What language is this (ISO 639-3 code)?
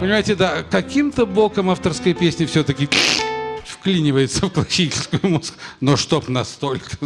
rus